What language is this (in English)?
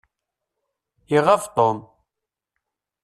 Kabyle